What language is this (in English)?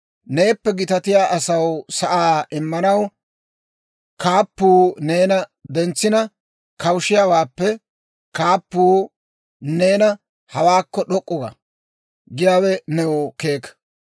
Dawro